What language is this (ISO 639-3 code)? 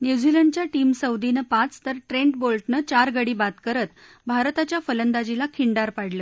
mar